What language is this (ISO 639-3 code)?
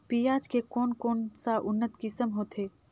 hne